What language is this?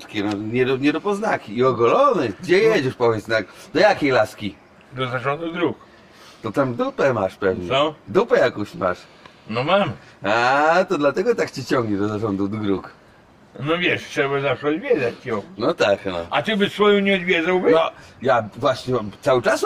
Polish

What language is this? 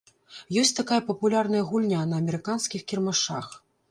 Belarusian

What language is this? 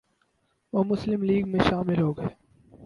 Urdu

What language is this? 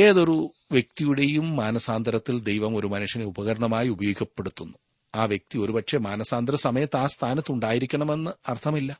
Malayalam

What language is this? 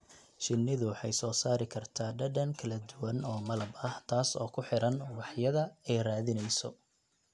Somali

